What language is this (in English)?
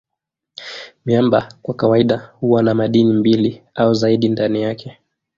Swahili